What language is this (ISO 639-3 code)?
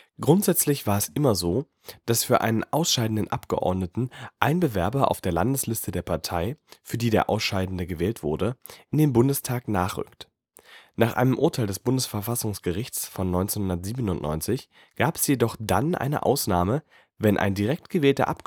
deu